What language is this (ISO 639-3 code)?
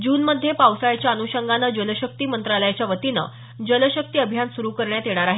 mar